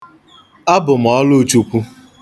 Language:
Igbo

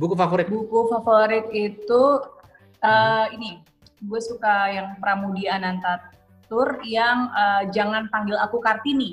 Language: Indonesian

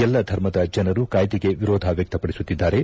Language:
Kannada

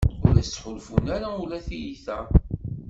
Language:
Kabyle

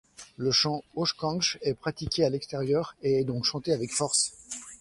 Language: French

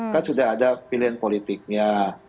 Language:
Indonesian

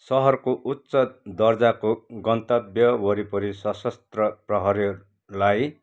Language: Nepali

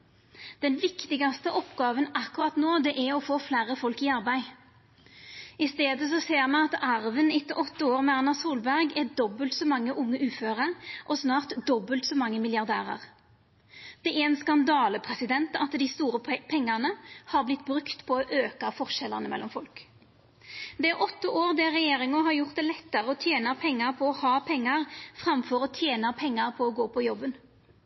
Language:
Norwegian Nynorsk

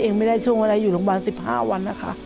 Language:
Thai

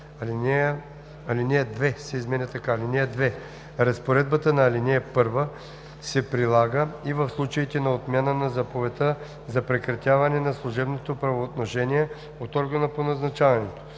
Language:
Bulgarian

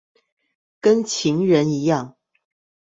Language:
Chinese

